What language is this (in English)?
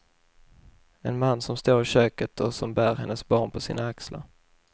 Swedish